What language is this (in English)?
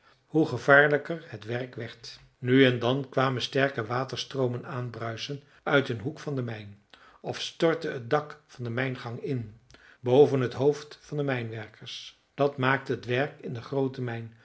Dutch